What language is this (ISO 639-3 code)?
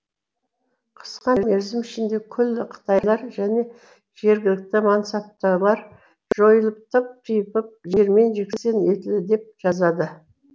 kaz